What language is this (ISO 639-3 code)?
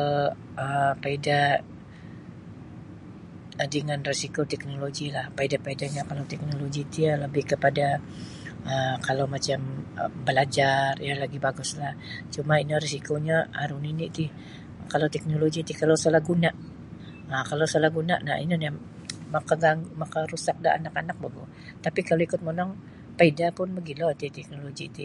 bsy